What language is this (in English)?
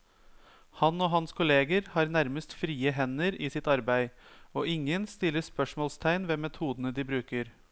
Norwegian